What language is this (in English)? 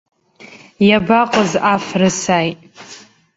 Abkhazian